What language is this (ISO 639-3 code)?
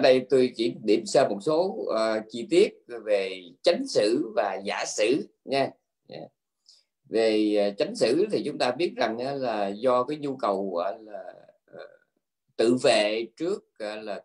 vie